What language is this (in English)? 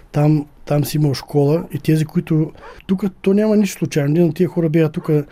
Bulgarian